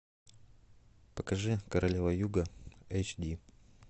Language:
Russian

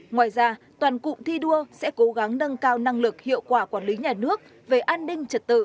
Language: Vietnamese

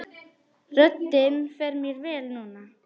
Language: Icelandic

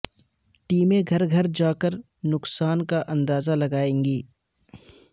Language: Urdu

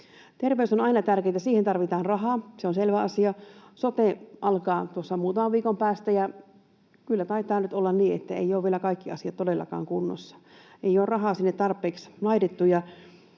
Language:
Finnish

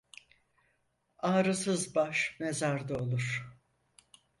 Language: Turkish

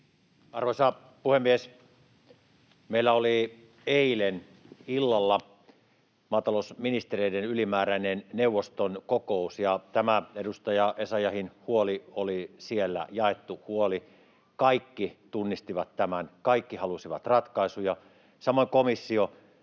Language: Finnish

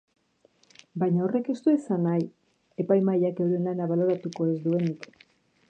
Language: Basque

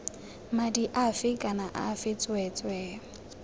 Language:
Tswana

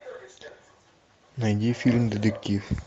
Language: Russian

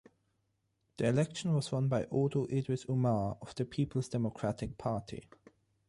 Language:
English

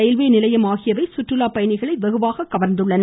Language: Tamil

